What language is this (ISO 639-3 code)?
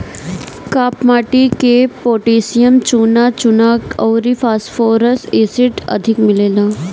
bho